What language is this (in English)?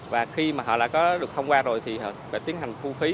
Vietnamese